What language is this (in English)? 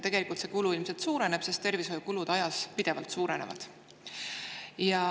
Estonian